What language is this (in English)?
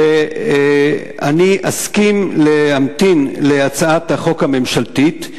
Hebrew